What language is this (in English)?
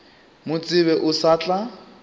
Northern Sotho